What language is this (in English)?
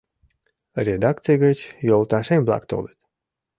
Mari